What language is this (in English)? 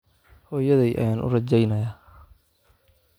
Somali